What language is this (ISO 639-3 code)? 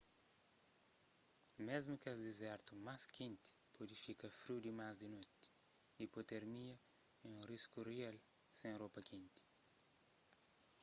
kea